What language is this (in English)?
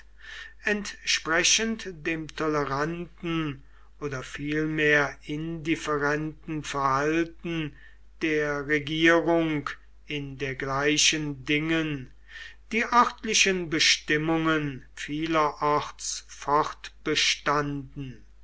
German